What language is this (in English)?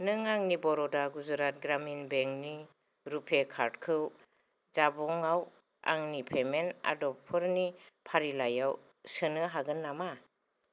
Bodo